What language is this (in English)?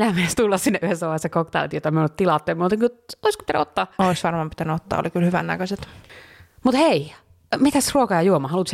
Finnish